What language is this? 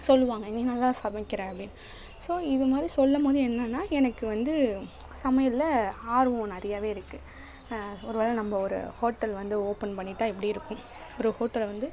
Tamil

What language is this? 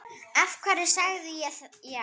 Icelandic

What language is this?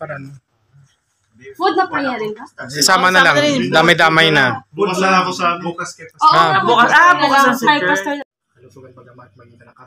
Filipino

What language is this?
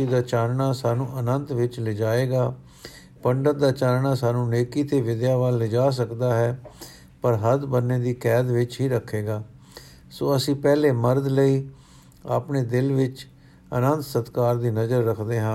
Punjabi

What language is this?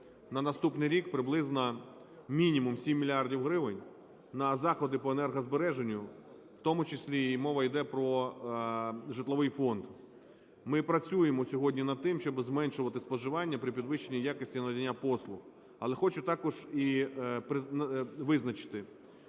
Ukrainian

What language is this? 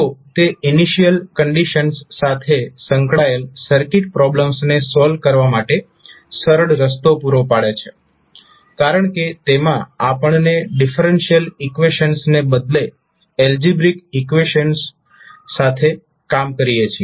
Gujarati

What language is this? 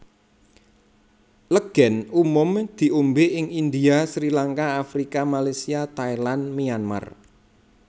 Javanese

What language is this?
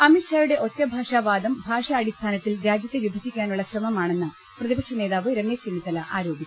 Malayalam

